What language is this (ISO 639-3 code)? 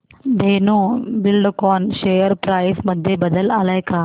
mar